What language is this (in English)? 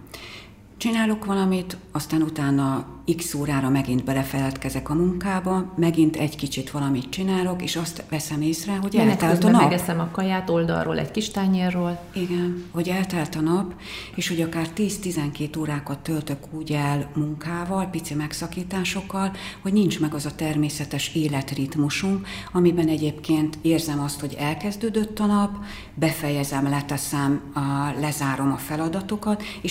Hungarian